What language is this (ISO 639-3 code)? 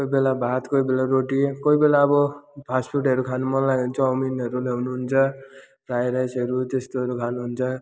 nep